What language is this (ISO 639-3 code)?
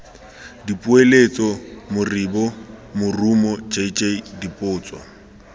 tsn